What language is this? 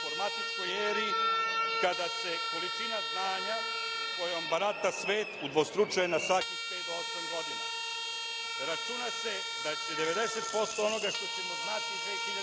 Serbian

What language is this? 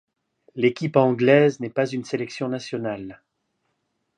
French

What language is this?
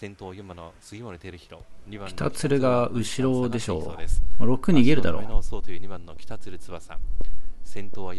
Japanese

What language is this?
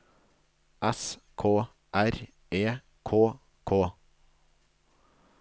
Norwegian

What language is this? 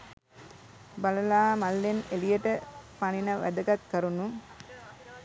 Sinhala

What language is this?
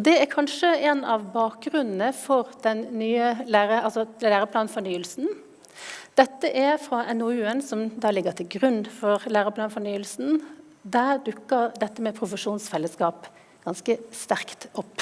Norwegian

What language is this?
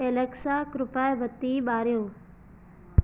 Sindhi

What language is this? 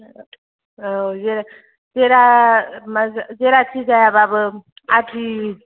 Bodo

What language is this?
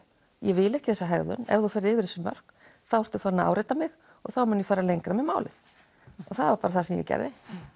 Icelandic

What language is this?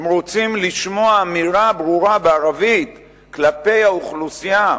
Hebrew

